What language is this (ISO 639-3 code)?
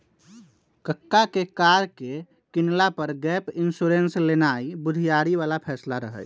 mag